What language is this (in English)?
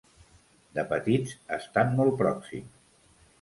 Catalan